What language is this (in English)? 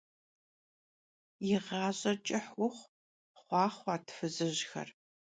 Kabardian